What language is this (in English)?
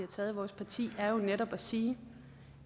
Danish